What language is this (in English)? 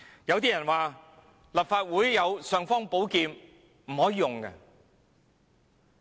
Cantonese